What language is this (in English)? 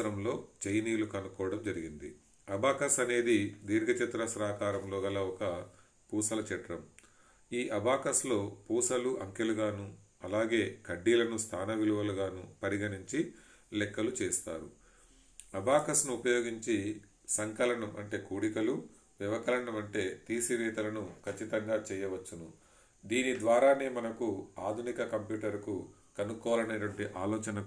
Telugu